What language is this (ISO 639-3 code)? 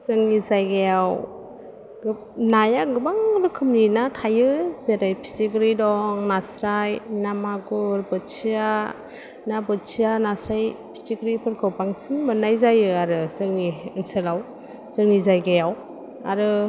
brx